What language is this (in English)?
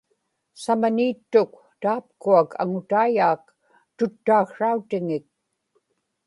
Inupiaq